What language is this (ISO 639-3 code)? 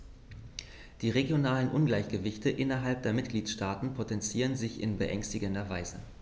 deu